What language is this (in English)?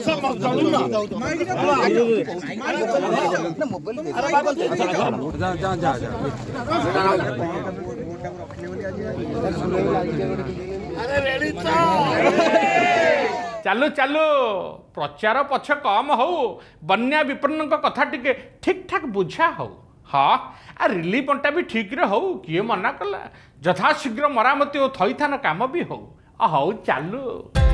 Thai